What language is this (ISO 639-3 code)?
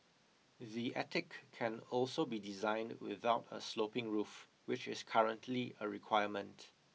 eng